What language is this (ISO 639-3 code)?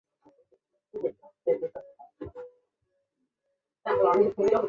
zho